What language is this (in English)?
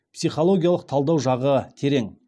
Kazakh